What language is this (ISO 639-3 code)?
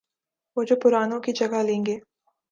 urd